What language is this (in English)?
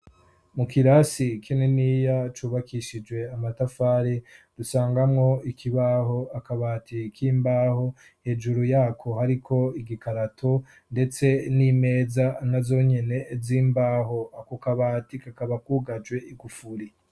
Rundi